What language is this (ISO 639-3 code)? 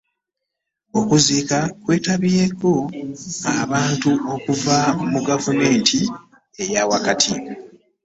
lug